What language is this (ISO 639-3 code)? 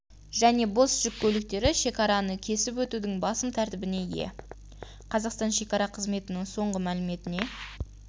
kaz